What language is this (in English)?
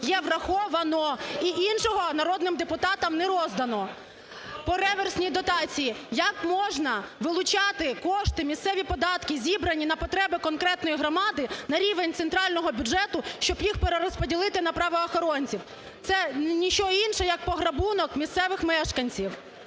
Ukrainian